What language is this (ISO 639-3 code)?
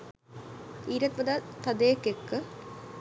sin